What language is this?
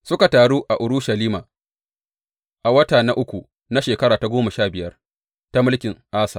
Hausa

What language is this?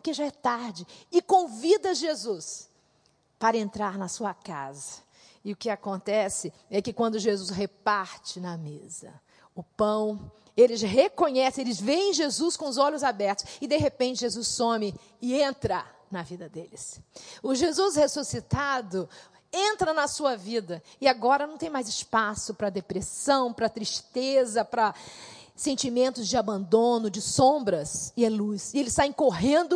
Portuguese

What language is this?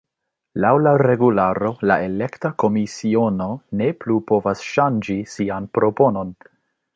Esperanto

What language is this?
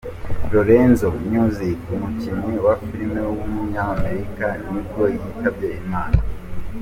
Kinyarwanda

